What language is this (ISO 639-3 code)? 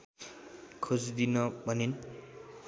nep